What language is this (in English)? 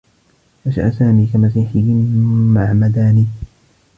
Arabic